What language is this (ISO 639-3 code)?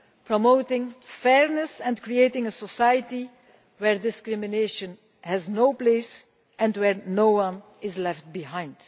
eng